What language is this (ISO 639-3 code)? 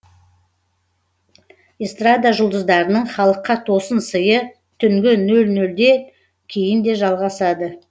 kaz